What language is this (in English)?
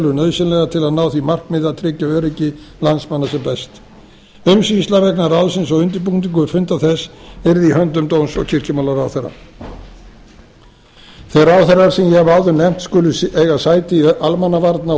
Icelandic